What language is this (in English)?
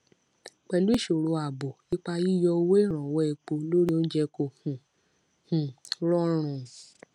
Yoruba